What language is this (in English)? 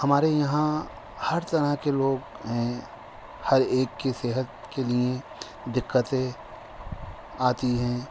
Urdu